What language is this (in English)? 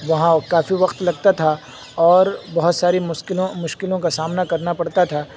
Urdu